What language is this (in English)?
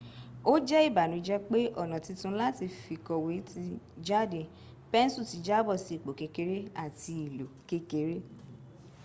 Yoruba